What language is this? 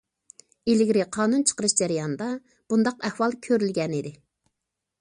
Uyghur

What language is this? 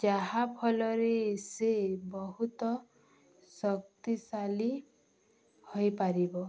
Odia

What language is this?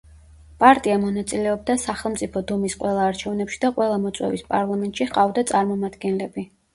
Georgian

